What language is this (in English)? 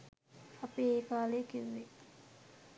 Sinhala